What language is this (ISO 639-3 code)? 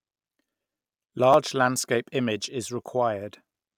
eng